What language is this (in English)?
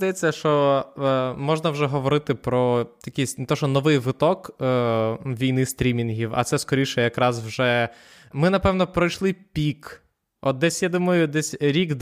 Ukrainian